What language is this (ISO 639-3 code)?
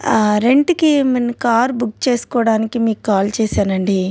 tel